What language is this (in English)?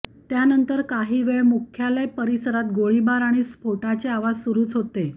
Marathi